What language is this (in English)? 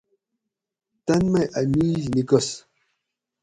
Gawri